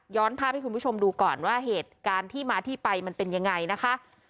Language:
Thai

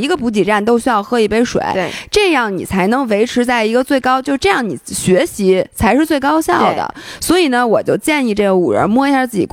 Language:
Chinese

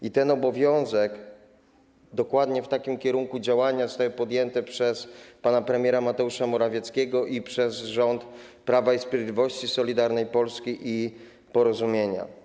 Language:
Polish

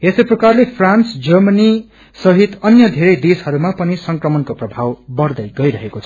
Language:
Nepali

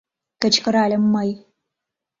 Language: Mari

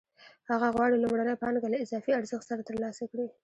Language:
Pashto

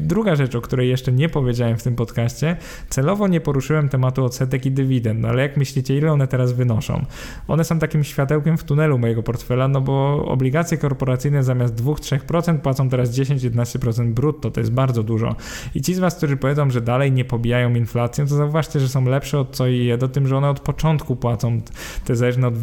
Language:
Polish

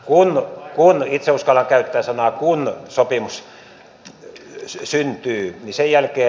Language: Finnish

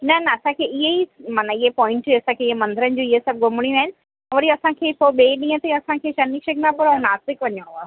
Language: Sindhi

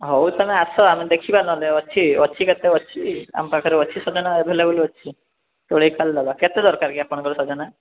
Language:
Odia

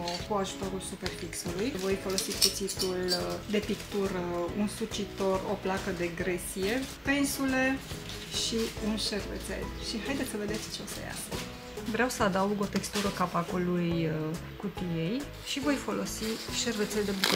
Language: Romanian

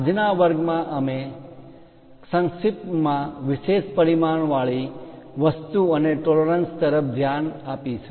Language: Gujarati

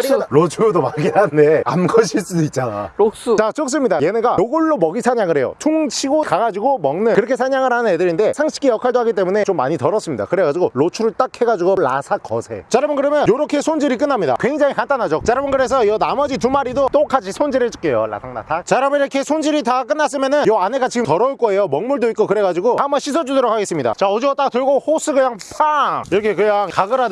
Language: Korean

